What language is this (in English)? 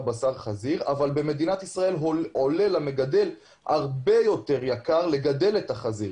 Hebrew